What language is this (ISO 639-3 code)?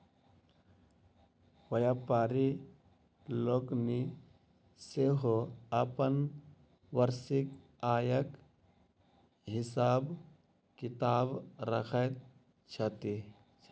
mai